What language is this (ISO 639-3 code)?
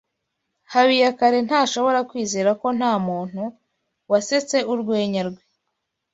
kin